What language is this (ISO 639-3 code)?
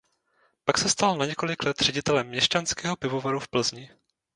ces